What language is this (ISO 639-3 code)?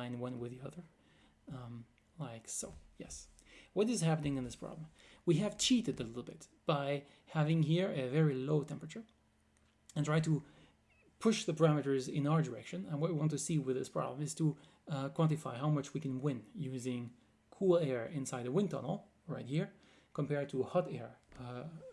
eng